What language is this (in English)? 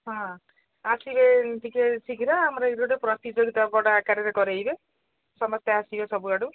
Odia